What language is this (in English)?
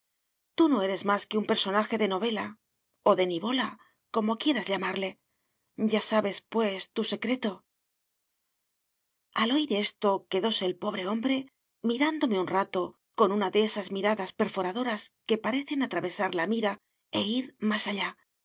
Spanish